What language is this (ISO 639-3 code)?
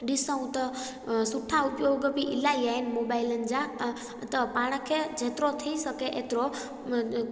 snd